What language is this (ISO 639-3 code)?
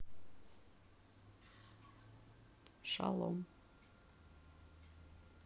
rus